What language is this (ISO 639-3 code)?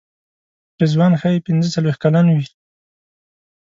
pus